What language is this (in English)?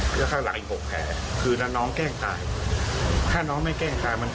Thai